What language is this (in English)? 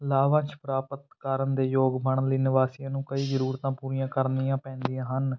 Punjabi